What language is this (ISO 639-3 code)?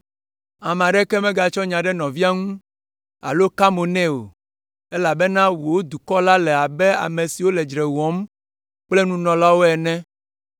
ewe